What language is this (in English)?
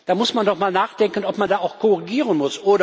German